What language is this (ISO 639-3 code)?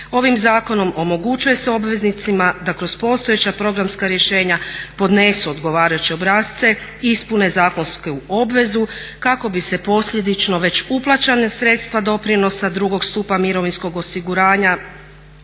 hrv